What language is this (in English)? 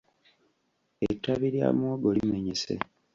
Ganda